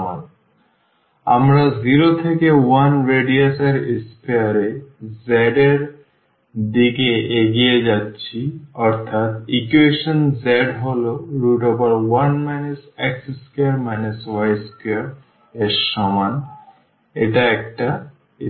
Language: Bangla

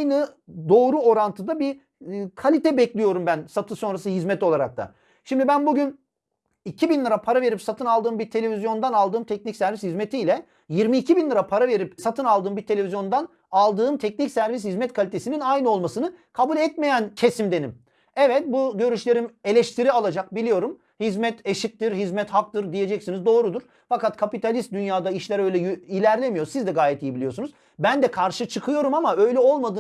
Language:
Turkish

